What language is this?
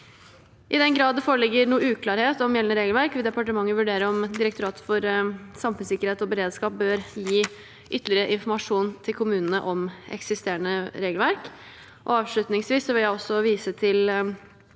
Norwegian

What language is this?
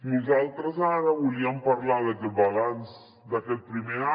Catalan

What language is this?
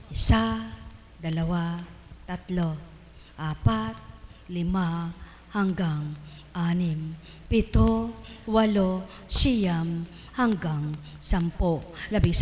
Filipino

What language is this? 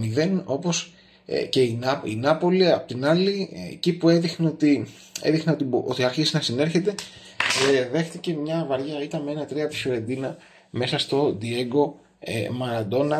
Greek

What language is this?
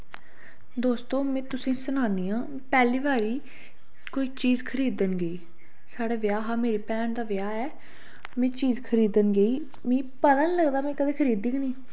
Dogri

